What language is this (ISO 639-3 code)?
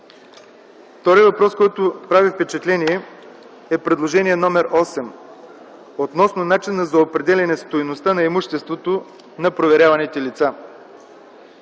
bul